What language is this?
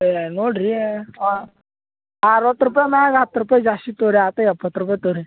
Kannada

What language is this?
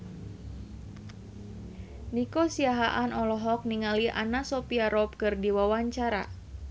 Sundanese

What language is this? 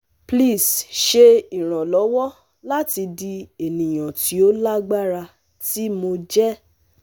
Yoruba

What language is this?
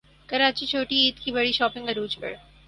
Urdu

